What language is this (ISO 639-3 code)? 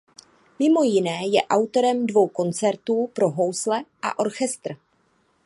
ces